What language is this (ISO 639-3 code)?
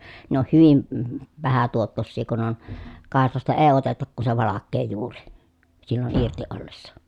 fin